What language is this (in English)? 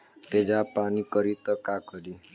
Bhojpuri